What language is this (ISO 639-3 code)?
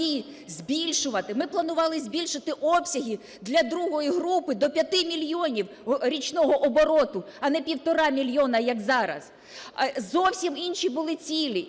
ukr